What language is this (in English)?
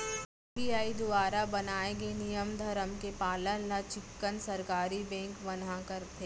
Chhattisgarhi